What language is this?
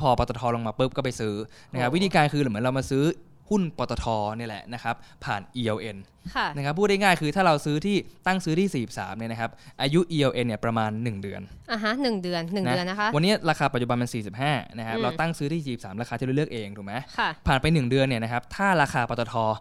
Thai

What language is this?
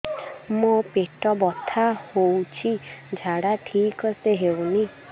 Odia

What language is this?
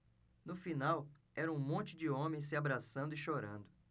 Portuguese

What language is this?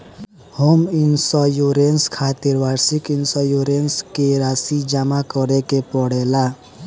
Bhojpuri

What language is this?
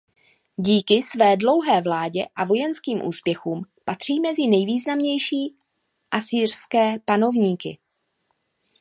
Czech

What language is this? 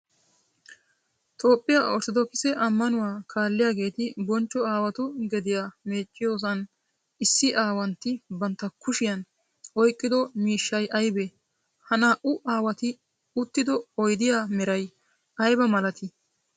Wolaytta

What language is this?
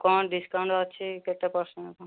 Odia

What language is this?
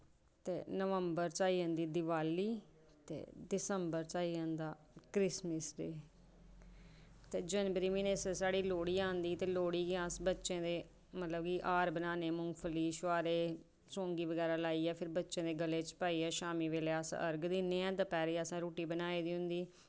Dogri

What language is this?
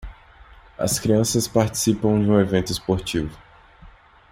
Portuguese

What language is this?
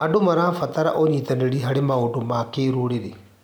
Kikuyu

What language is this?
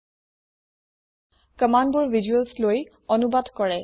Assamese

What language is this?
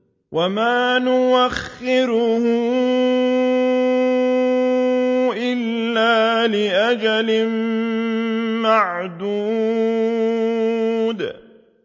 Arabic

